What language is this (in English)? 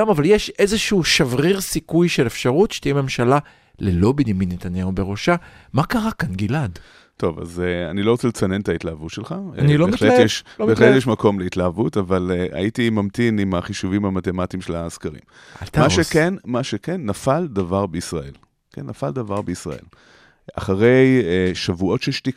Hebrew